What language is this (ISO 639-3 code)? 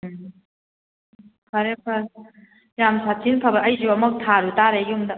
mni